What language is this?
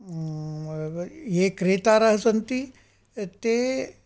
Sanskrit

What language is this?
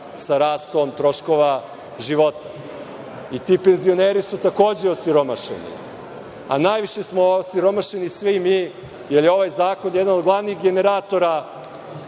Serbian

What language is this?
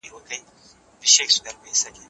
Pashto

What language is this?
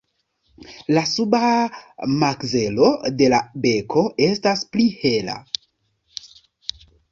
Esperanto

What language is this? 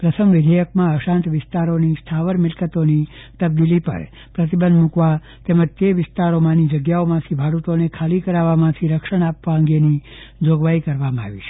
Gujarati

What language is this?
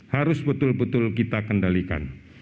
Indonesian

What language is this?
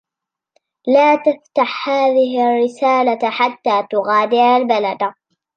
Arabic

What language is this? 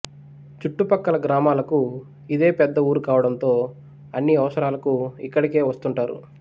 Telugu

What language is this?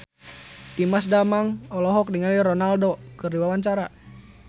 Sundanese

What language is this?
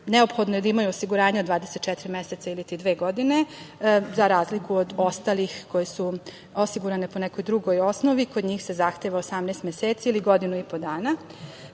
Serbian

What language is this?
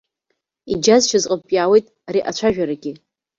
Abkhazian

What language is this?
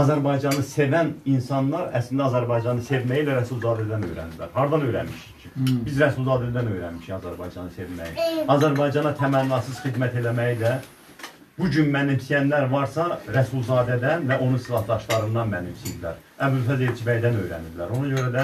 Turkish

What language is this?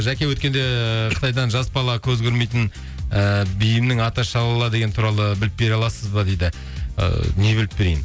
Kazakh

